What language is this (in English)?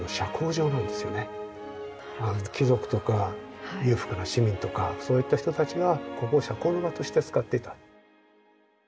Japanese